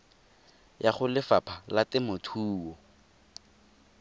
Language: Tswana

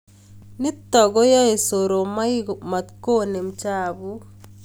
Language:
Kalenjin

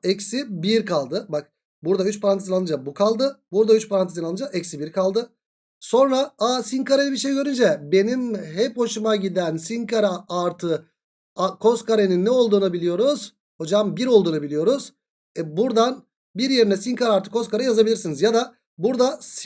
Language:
Turkish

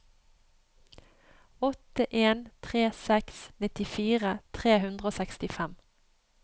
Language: Norwegian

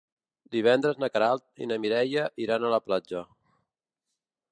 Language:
Catalan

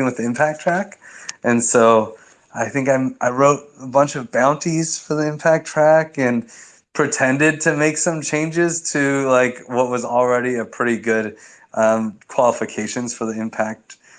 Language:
English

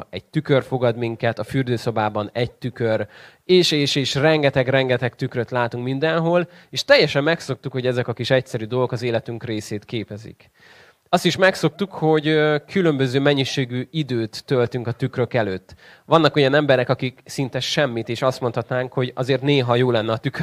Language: Hungarian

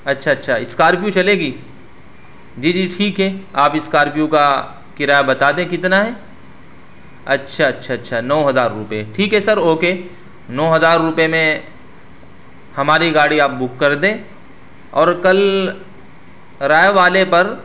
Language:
Urdu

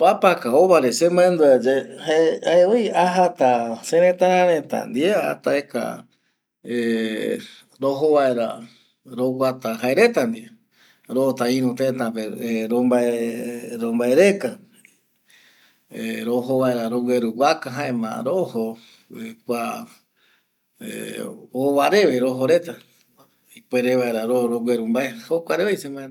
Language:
Eastern Bolivian Guaraní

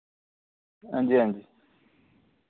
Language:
Dogri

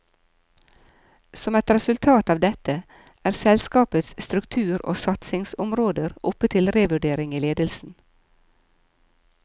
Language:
Norwegian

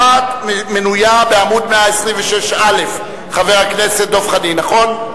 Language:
Hebrew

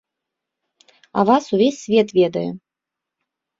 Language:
Belarusian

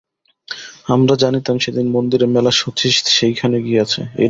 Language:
Bangla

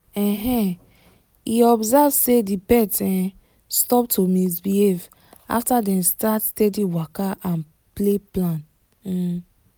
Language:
Nigerian Pidgin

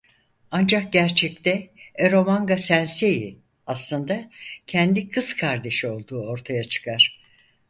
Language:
Turkish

